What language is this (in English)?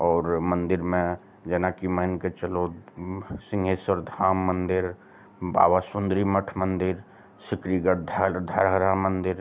Maithili